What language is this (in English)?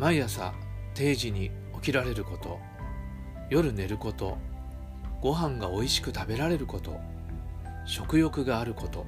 Japanese